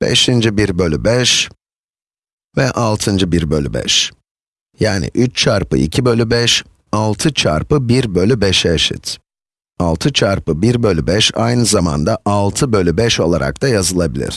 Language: Turkish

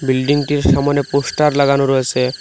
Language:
Bangla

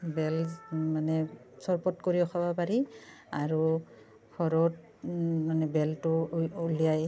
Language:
Assamese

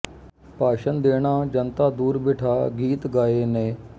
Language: Punjabi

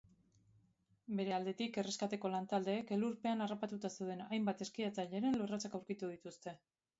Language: Basque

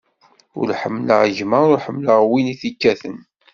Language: Kabyle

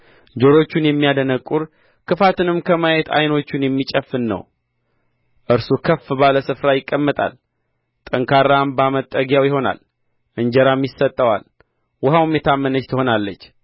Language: Amharic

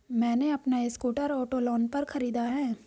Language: Hindi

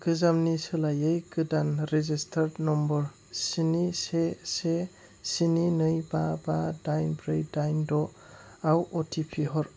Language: Bodo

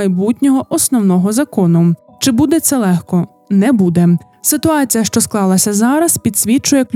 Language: Ukrainian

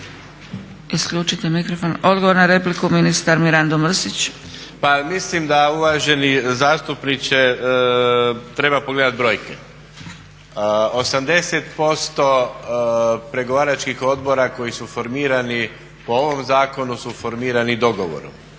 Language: Croatian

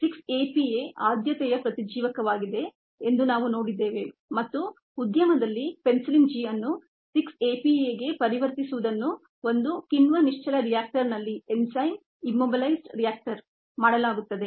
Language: Kannada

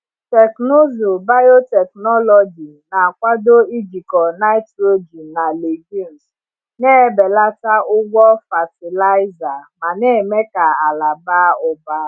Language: Igbo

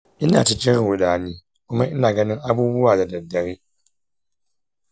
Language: Hausa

